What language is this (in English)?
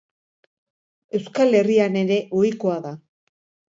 Basque